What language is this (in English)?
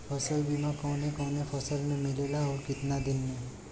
Bhojpuri